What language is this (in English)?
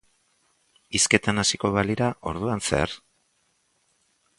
Basque